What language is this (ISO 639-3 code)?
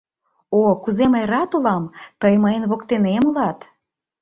chm